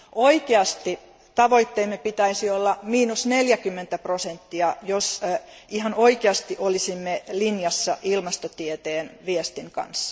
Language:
Finnish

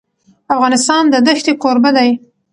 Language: Pashto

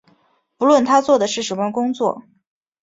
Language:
Chinese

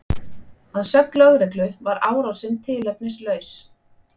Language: Icelandic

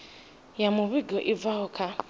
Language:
Venda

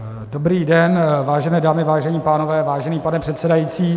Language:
Czech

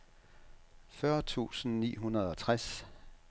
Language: Danish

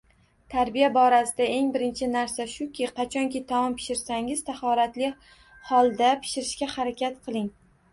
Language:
Uzbek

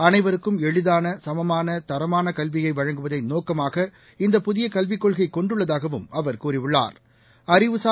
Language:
Tamil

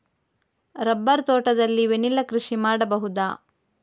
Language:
Kannada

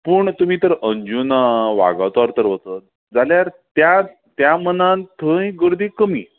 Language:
Konkani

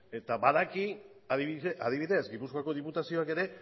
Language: Basque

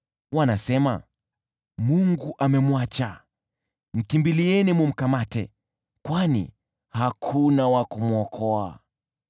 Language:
Swahili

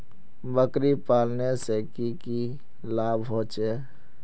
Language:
Magahi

